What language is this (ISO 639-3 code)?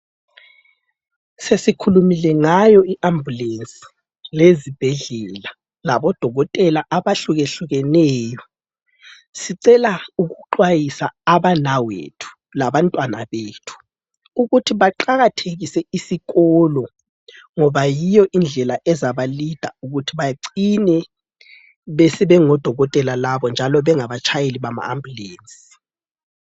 nde